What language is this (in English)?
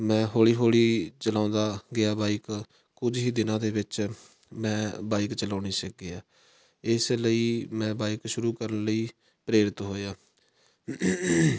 Punjabi